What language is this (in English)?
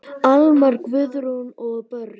Icelandic